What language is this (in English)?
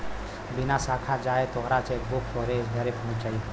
Bhojpuri